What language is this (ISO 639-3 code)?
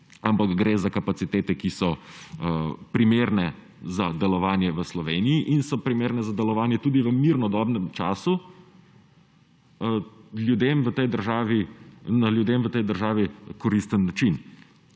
slv